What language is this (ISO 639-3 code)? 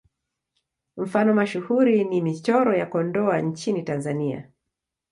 swa